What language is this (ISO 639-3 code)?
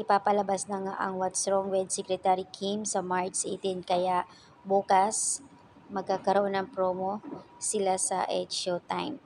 fil